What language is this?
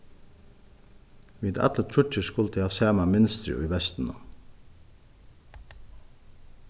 Faroese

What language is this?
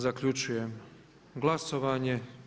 Croatian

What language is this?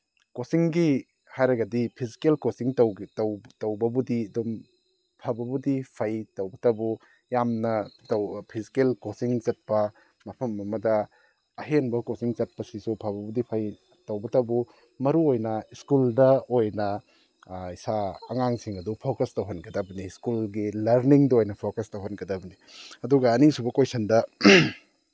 Manipuri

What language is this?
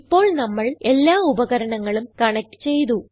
Malayalam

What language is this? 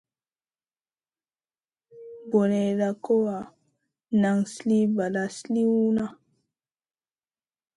Masana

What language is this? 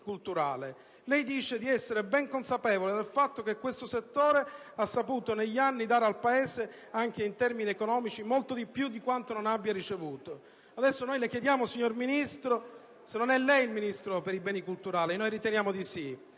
Italian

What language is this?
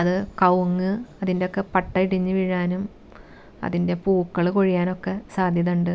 Malayalam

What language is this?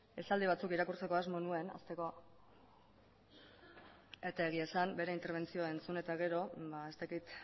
Basque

